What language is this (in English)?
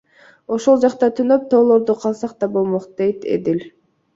Kyrgyz